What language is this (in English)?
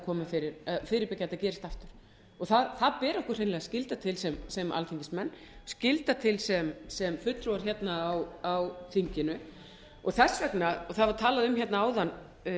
Icelandic